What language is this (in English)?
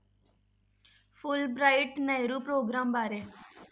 Punjabi